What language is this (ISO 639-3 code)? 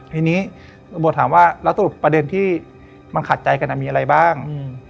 tha